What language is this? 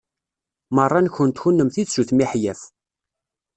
Kabyle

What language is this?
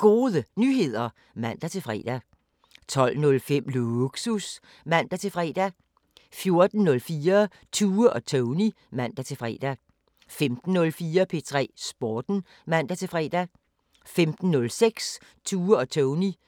Danish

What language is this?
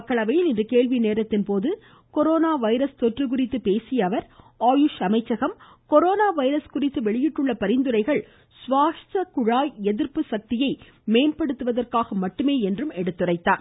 Tamil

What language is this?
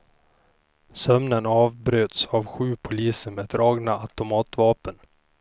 Swedish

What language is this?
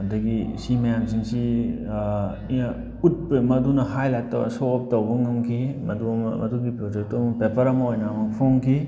Manipuri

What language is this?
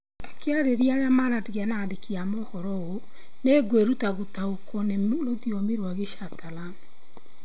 Kikuyu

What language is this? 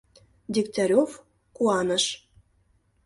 Mari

